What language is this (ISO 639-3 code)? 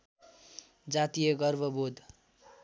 nep